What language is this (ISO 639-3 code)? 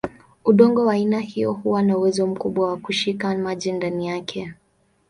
swa